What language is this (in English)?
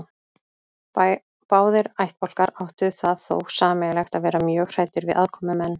Icelandic